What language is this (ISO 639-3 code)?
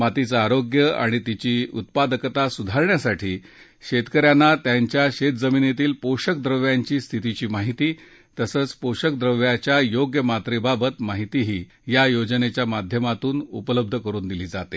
mar